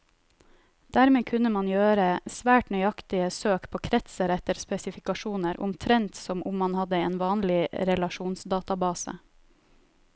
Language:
Norwegian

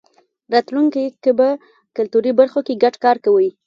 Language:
Pashto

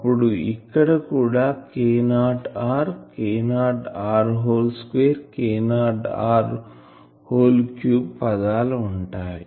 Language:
Telugu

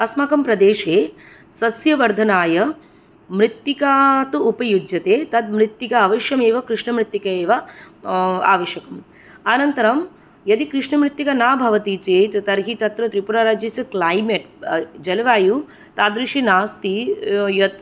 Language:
Sanskrit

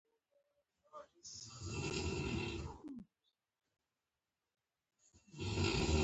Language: Pashto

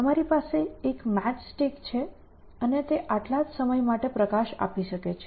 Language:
Gujarati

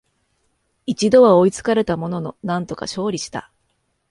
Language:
Japanese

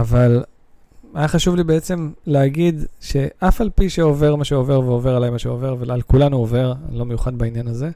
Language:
Hebrew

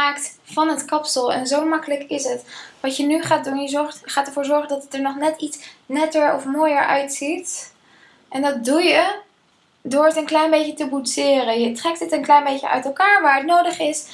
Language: Dutch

